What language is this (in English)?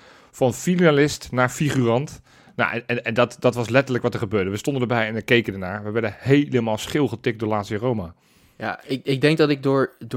Dutch